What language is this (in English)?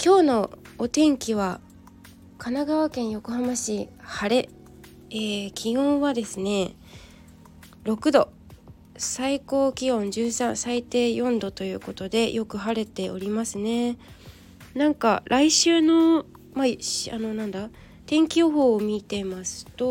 Japanese